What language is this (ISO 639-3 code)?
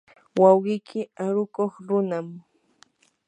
qur